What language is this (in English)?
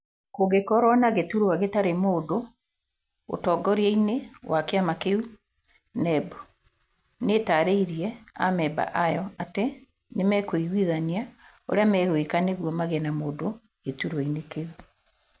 Kikuyu